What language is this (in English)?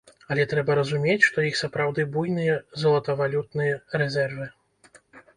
Belarusian